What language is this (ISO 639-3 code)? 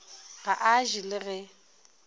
nso